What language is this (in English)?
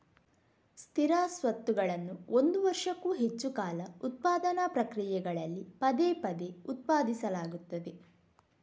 Kannada